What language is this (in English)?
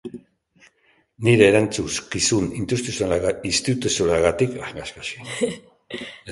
Basque